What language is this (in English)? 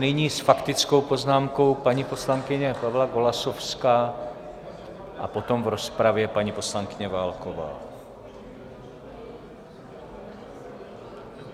Czech